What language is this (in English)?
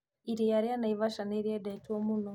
Kikuyu